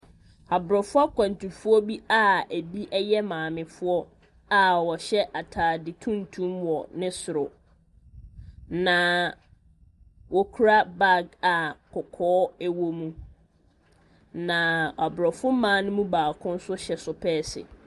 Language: Akan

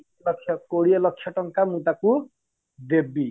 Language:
Odia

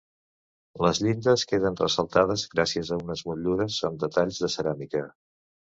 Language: Catalan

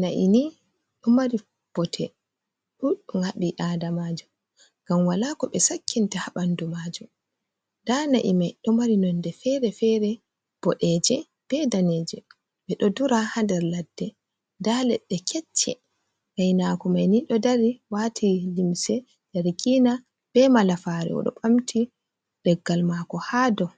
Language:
Fula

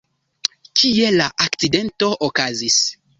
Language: Esperanto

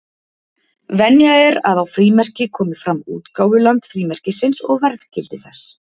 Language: Icelandic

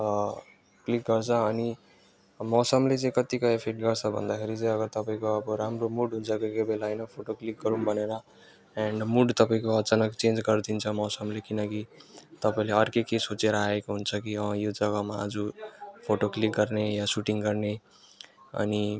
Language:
Nepali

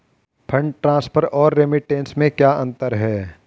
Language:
Hindi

